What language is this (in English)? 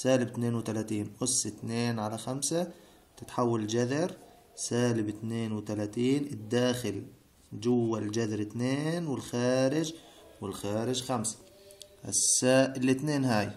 Arabic